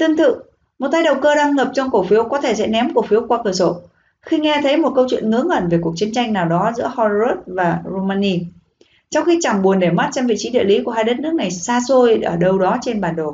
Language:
Vietnamese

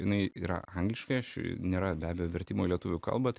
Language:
Lithuanian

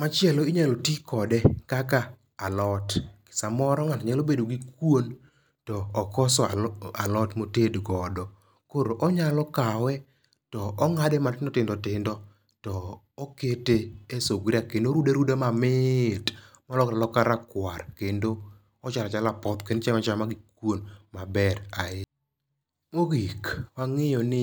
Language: Luo (Kenya and Tanzania)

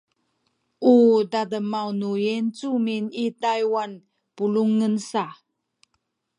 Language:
Sakizaya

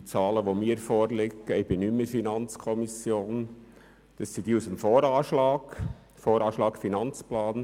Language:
Swiss German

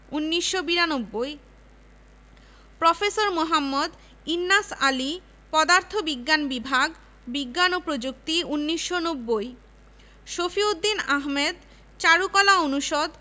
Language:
Bangla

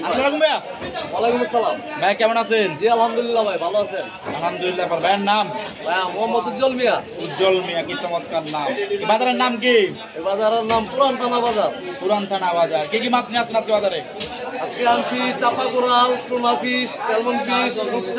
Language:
Turkish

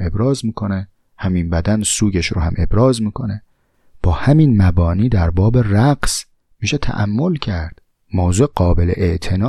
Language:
Persian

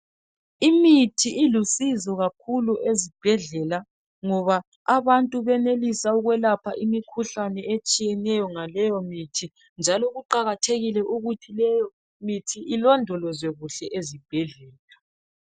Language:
North Ndebele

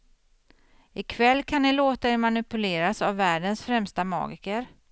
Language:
Swedish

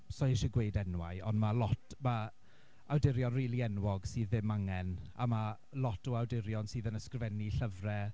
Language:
Welsh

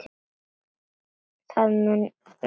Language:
Icelandic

